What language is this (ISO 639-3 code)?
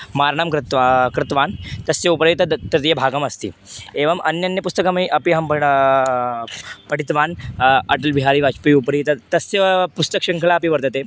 san